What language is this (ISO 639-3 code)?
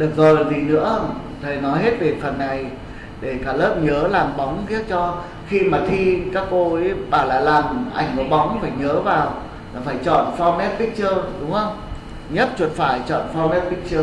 vie